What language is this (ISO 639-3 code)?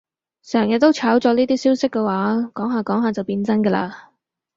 yue